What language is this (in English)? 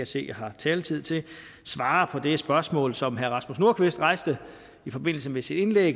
Danish